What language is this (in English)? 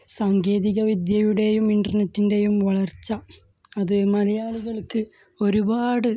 Malayalam